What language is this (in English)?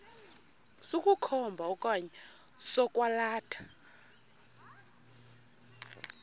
Xhosa